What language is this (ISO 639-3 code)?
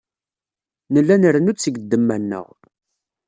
kab